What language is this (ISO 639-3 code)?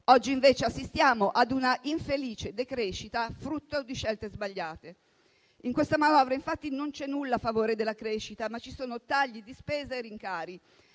ita